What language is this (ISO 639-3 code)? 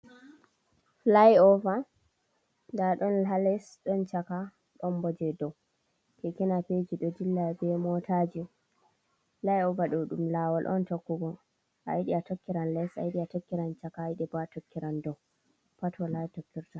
ful